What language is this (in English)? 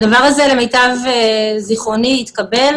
Hebrew